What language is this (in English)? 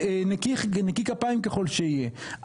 Hebrew